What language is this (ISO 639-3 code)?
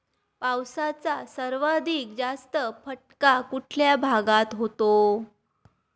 mar